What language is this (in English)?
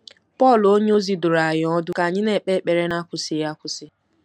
Igbo